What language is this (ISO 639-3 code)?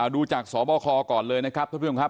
tha